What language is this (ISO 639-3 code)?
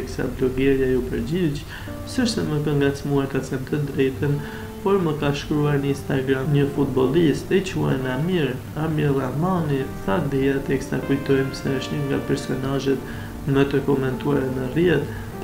ron